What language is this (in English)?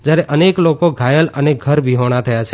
Gujarati